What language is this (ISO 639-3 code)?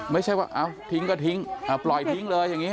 tha